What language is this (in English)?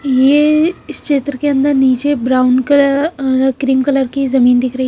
Hindi